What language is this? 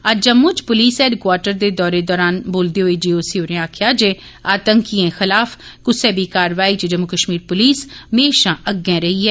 Dogri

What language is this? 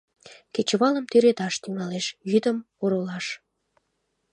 Mari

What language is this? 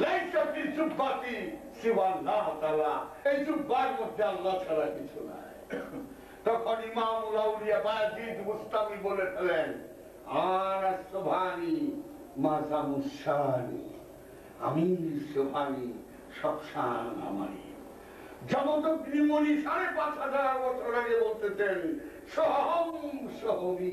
Bangla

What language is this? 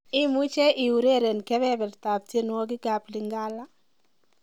Kalenjin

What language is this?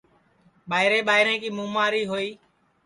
Sansi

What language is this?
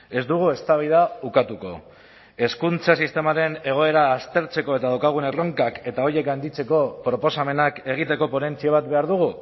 Basque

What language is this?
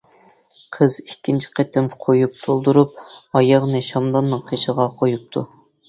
Uyghur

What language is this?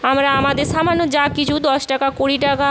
Bangla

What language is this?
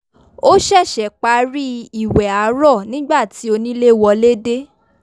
Yoruba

